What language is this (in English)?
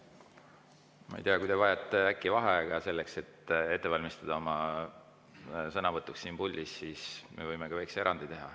Estonian